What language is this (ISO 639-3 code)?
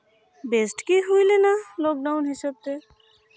sat